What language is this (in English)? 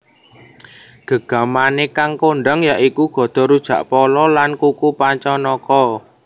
Javanese